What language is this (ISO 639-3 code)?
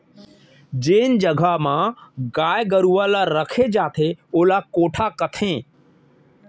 hne